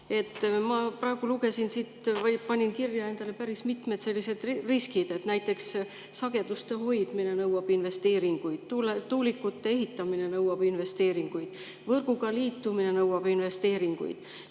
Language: Estonian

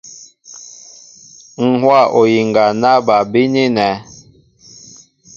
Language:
Mbo (Cameroon)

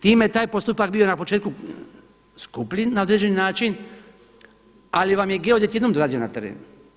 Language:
Croatian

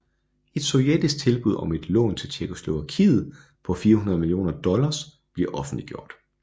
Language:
Danish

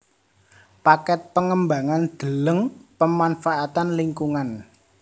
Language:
Javanese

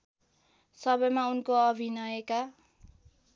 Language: Nepali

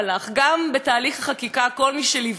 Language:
Hebrew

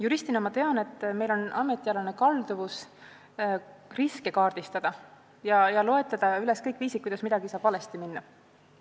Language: Estonian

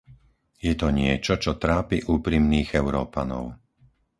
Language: Slovak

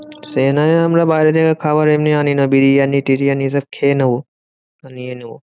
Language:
Bangla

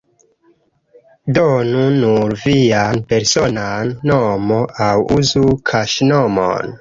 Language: Esperanto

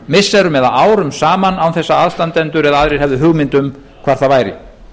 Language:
Icelandic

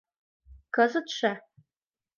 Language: Mari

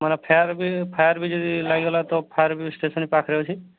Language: Odia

